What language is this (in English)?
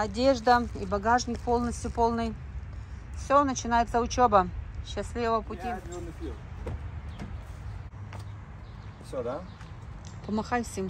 Russian